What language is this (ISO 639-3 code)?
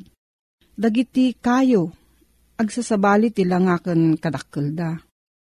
fil